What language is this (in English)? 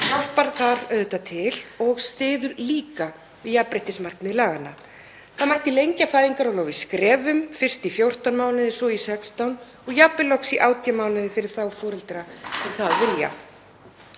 Icelandic